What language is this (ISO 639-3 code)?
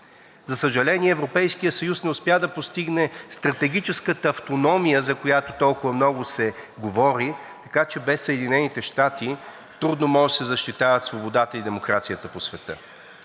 bul